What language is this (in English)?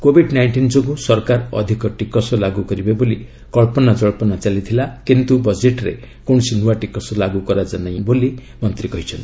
Odia